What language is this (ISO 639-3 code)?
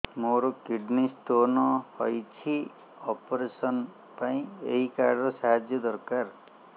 ori